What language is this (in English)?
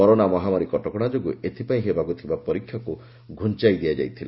Odia